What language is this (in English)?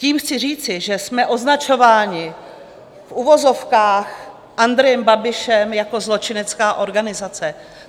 Czech